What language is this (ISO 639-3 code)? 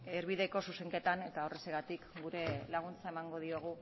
eus